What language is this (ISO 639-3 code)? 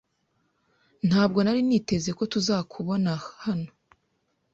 kin